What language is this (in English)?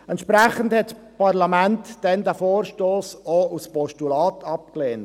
Swiss German